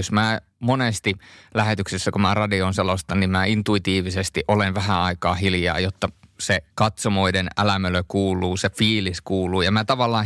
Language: Finnish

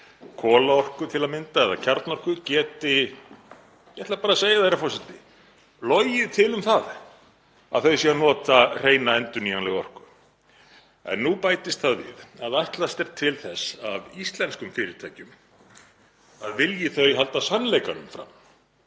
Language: Icelandic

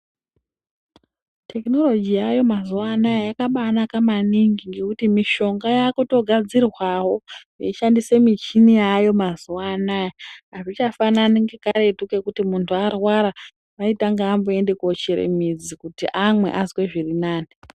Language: Ndau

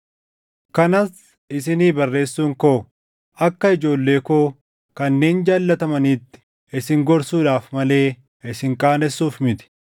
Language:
Oromo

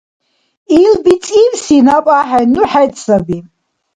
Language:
Dargwa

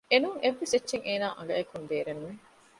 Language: Divehi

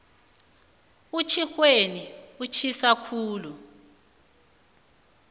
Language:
South Ndebele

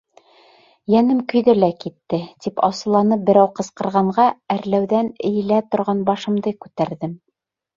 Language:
Bashkir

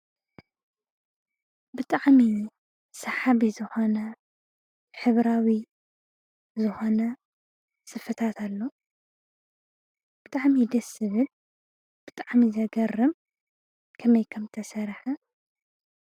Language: Tigrinya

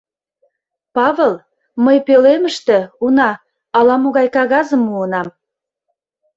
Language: Mari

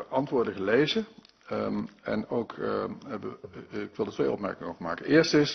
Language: Dutch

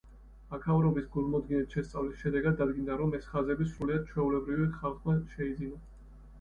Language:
Georgian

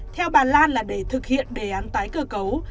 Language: Vietnamese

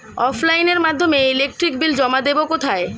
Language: Bangla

